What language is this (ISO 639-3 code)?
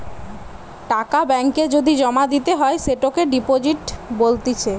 ben